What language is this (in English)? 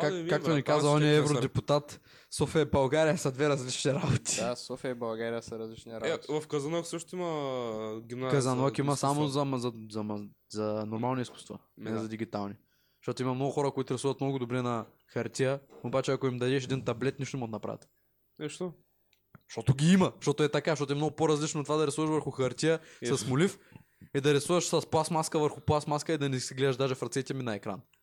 Bulgarian